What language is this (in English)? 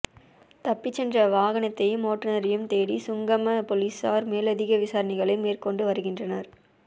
Tamil